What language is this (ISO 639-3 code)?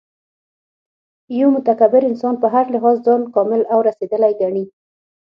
pus